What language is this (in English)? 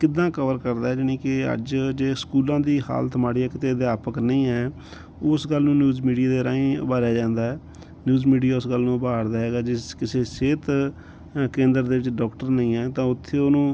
Punjabi